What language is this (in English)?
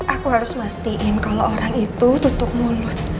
Indonesian